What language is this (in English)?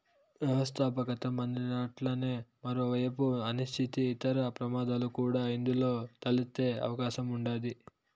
Telugu